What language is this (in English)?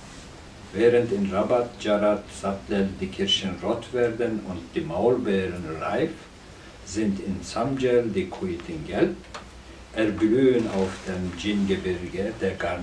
German